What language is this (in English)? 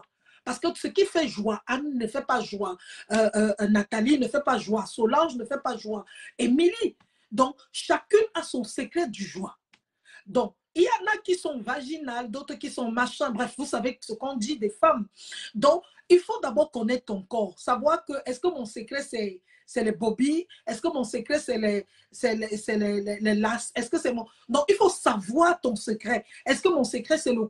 French